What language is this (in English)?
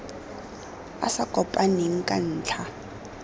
Tswana